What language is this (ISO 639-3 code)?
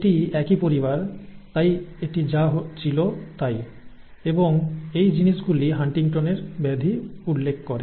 ben